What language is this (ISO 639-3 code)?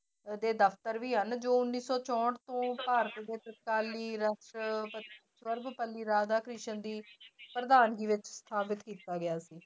pan